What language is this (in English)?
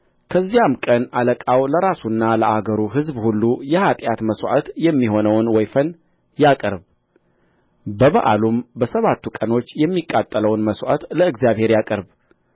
Amharic